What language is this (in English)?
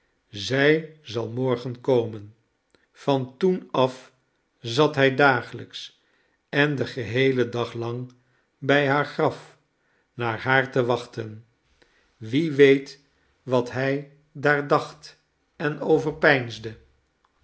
Dutch